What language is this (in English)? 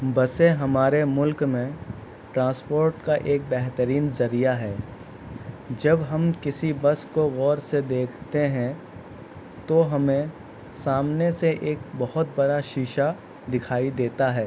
Urdu